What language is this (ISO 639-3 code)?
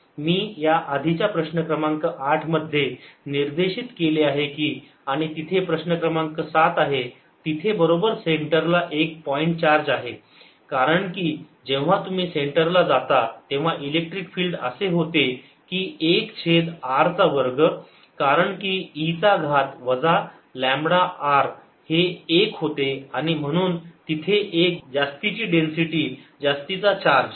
mar